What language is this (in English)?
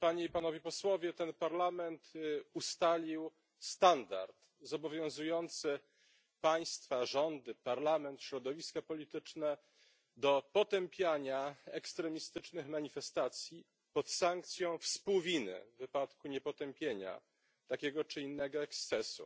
Polish